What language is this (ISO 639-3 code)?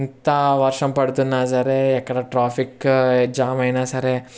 tel